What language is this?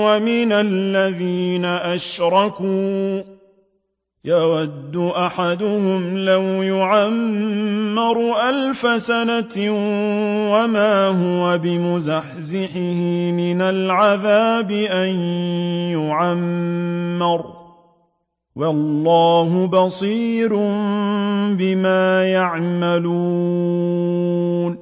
Arabic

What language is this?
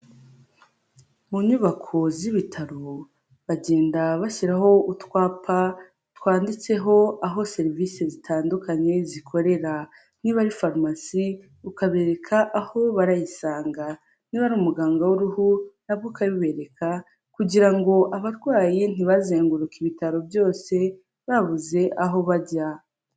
Kinyarwanda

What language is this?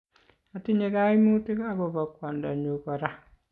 Kalenjin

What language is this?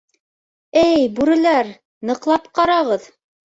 Bashkir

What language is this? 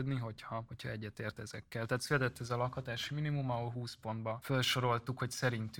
Hungarian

